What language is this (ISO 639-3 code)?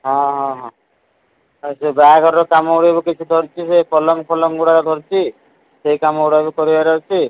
ori